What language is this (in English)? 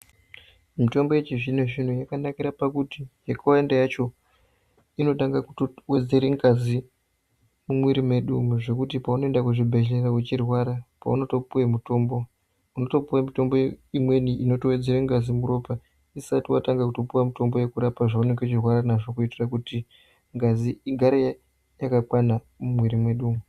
Ndau